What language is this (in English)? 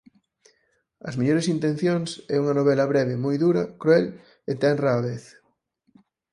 Galician